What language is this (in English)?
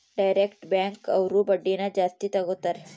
Kannada